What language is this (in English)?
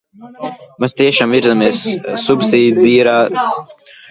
Latvian